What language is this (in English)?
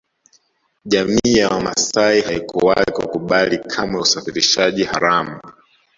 Swahili